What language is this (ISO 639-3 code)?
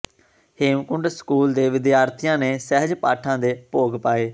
pan